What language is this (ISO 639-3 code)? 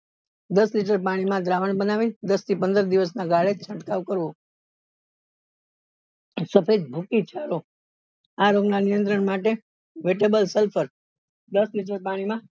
guj